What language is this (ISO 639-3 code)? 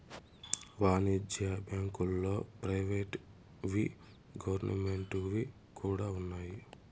tel